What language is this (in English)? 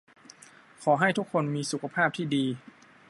Thai